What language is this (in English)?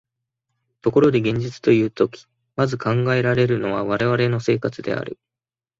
Japanese